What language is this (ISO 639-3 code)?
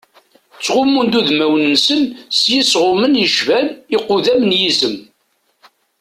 kab